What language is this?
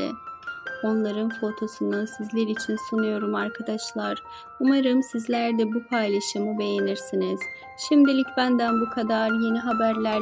Turkish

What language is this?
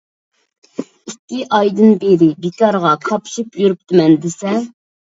Uyghur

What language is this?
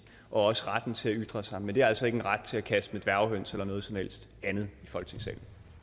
Danish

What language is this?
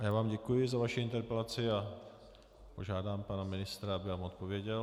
Czech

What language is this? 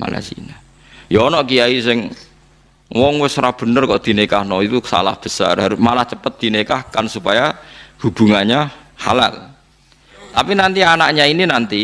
Indonesian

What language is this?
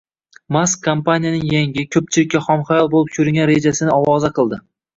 Uzbek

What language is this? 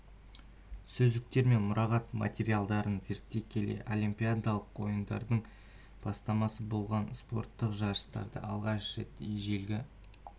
Kazakh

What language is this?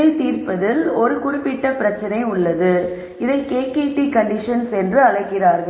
Tamil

